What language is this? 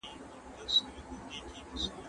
Pashto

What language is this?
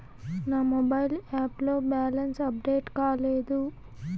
Telugu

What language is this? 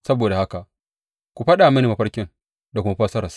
Hausa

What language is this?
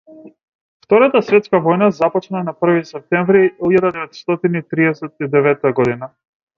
Macedonian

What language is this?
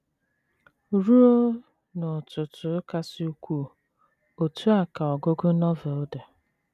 Igbo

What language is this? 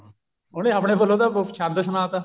Punjabi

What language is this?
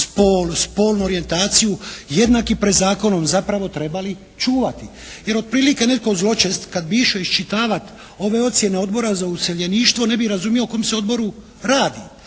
Croatian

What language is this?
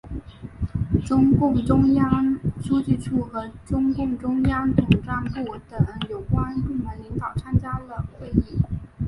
Chinese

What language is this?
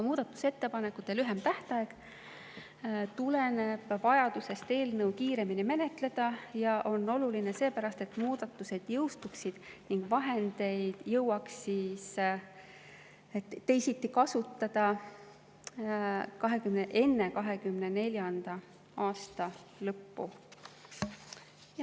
Estonian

